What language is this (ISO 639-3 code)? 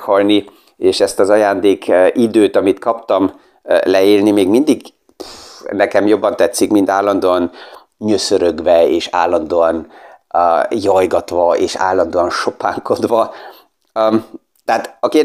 hun